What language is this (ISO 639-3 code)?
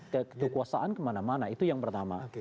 ind